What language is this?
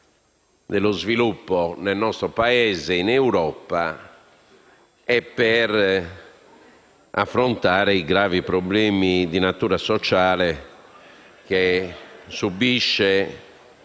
Italian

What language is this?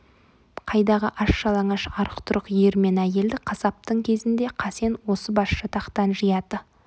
Kazakh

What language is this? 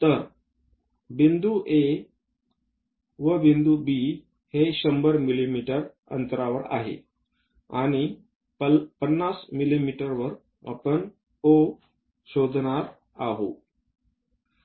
Marathi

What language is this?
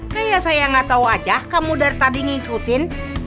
Indonesian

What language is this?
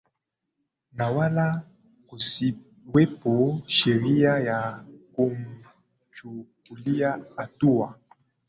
Swahili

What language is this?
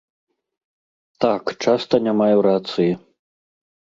Belarusian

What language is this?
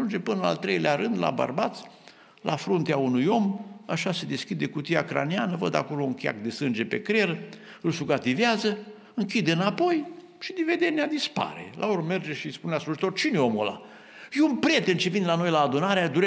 Romanian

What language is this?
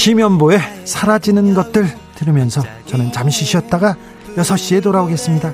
Korean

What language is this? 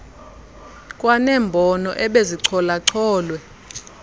Xhosa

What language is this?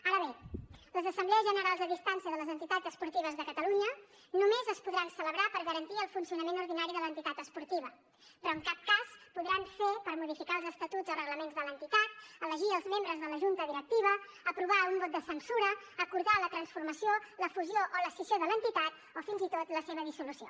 Catalan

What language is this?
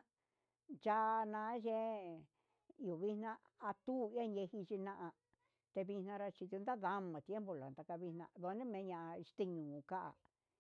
Huitepec Mixtec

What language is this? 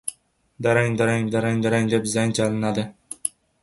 Uzbek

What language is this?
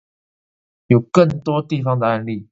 Chinese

